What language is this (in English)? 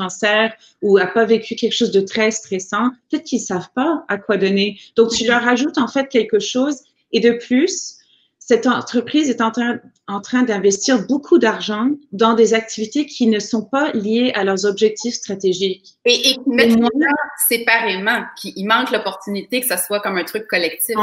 French